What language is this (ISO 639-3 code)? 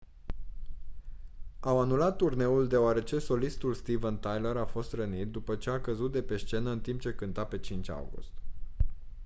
ron